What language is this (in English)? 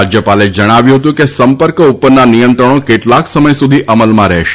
Gujarati